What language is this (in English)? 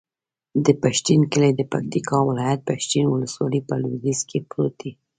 Pashto